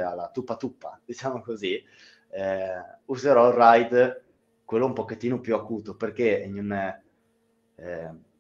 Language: Italian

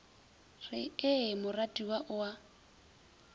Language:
Northern Sotho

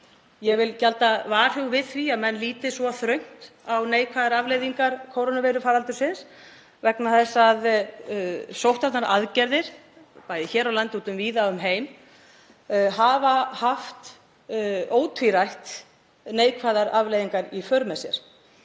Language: Icelandic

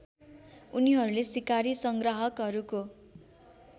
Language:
Nepali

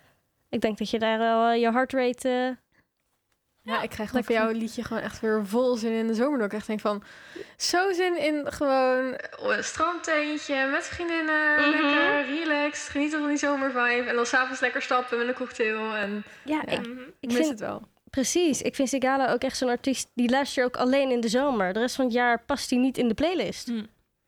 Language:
Dutch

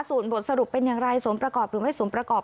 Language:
Thai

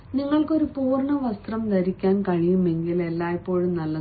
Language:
Malayalam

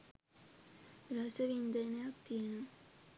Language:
Sinhala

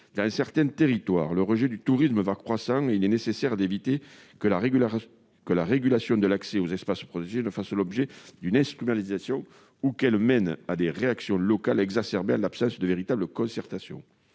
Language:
French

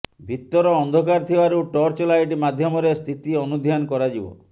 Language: Odia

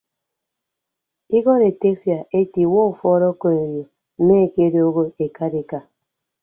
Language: Ibibio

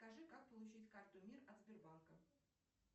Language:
Russian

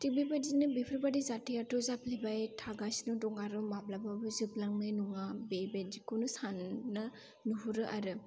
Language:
Bodo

